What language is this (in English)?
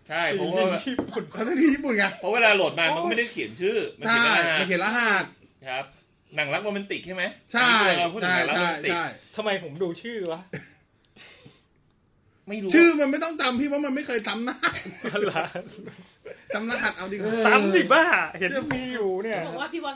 Thai